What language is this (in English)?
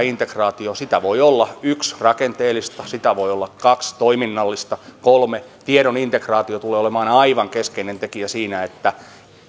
Finnish